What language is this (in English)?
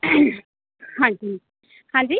Punjabi